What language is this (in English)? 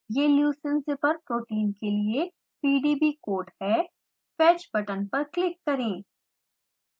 Hindi